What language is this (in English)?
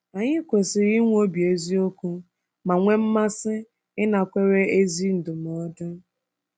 Igbo